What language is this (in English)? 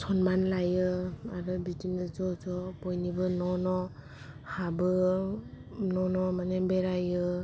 Bodo